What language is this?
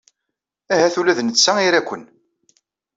Kabyle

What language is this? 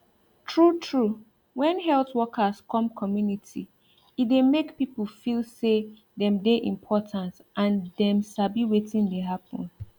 Nigerian Pidgin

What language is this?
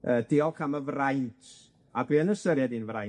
Welsh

